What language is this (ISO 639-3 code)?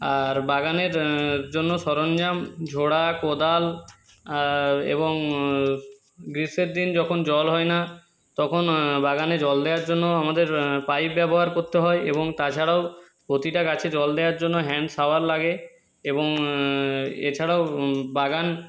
ben